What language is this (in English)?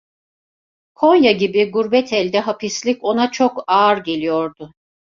Turkish